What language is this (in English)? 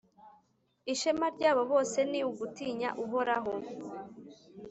Kinyarwanda